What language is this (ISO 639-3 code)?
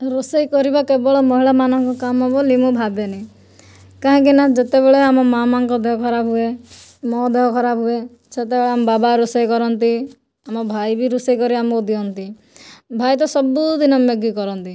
ori